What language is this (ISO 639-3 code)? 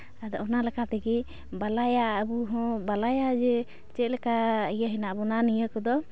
sat